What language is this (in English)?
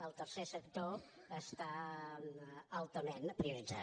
Catalan